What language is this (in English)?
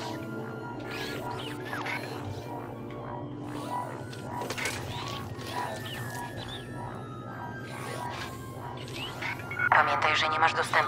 Polish